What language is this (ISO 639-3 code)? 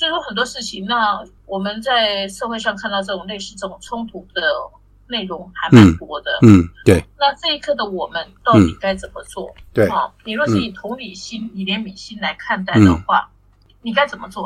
zho